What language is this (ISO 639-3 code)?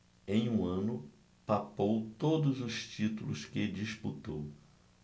por